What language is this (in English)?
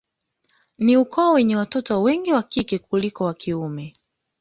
Swahili